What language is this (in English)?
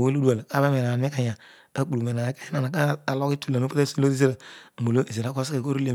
Odual